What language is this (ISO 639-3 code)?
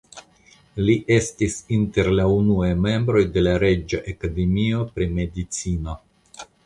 epo